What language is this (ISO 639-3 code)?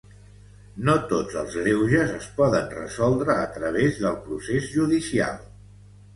cat